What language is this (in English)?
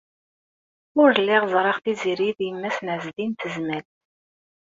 Kabyle